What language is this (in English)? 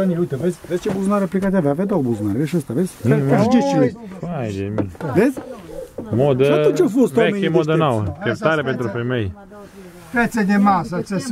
Romanian